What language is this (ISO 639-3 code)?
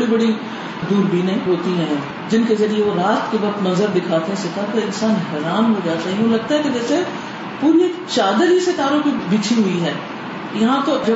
urd